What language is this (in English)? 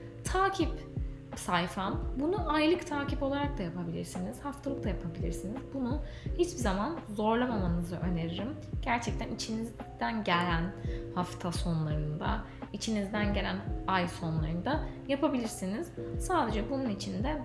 Turkish